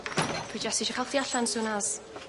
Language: Welsh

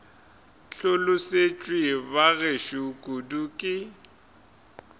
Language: Northern Sotho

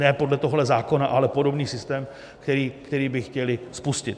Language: Czech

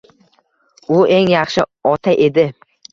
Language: Uzbek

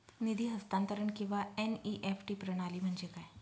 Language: Marathi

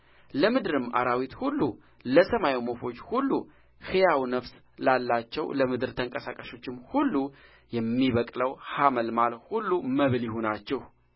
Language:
Amharic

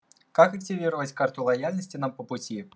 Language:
Russian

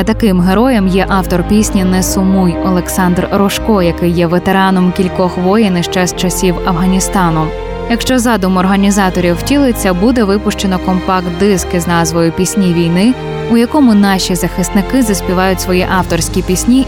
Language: Ukrainian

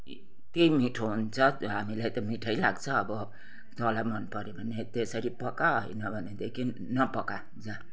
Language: Nepali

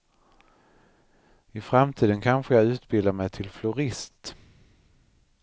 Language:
Swedish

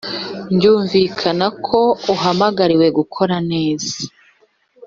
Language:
Kinyarwanda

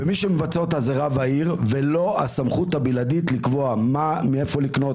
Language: Hebrew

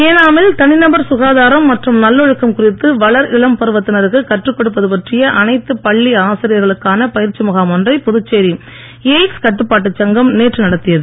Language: Tamil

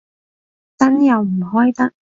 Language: Cantonese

